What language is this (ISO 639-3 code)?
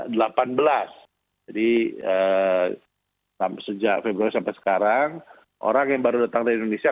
ind